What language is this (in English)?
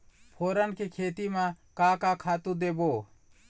Chhattisgarhi